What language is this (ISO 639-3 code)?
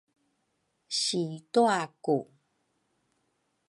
dru